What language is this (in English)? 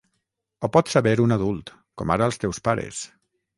Catalan